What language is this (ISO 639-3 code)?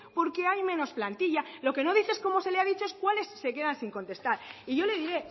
spa